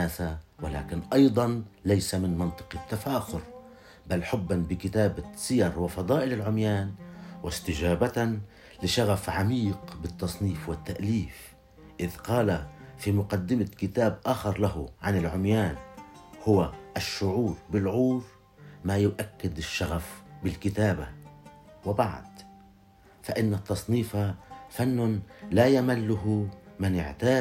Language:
Arabic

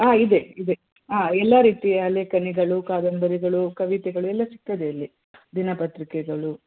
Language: Kannada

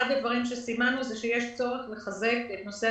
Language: Hebrew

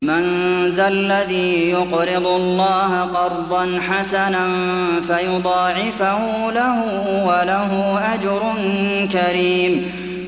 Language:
Arabic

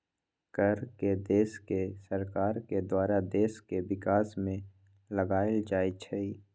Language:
Magahi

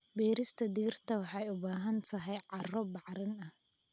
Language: Somali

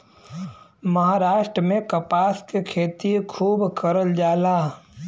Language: Bhojpuri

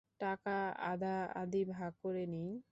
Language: Bangla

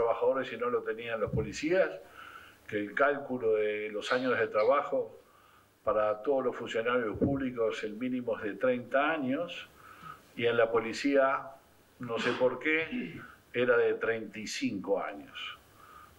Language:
Spanish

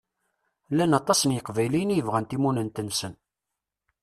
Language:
Kabyle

